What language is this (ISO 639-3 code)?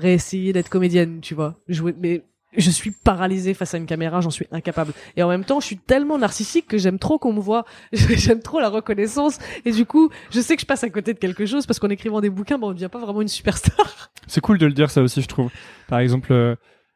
fra